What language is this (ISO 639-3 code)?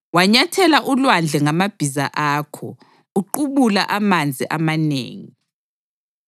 nde